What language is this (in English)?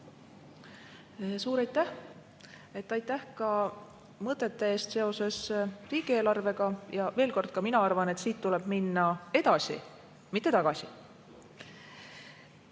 Estonian